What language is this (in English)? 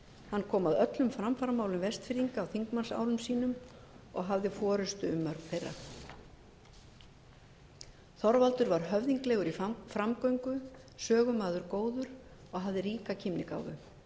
Icelandic